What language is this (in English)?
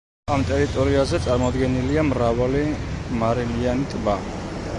Georgian